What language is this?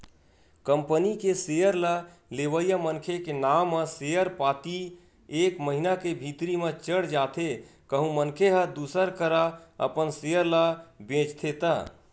Chhattisgarhi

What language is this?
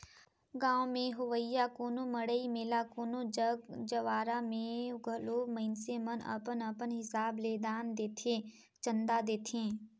Chhattisgarhi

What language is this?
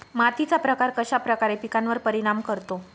Marathi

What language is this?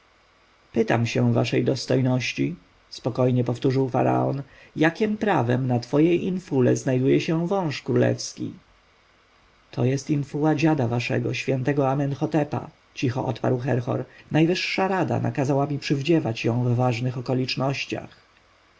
Polish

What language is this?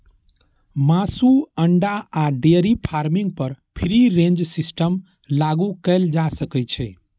Maithili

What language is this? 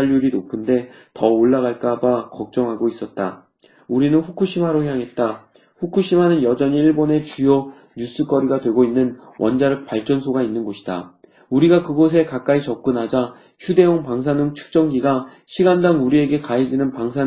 Korean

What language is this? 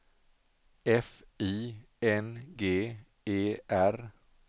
Swedish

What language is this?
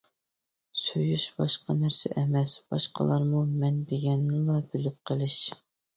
Uyghur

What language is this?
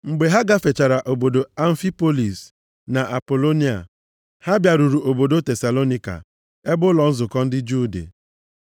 Igbo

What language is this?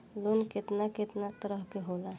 Bhojpuri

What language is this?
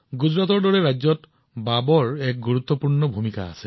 Assamese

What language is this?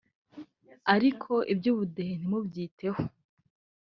Kinyarwanda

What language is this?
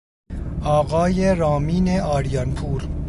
Persian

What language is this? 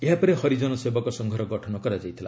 Odia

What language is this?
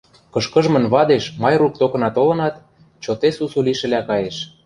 Western Mari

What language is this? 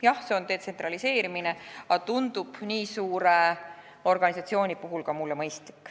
Estonian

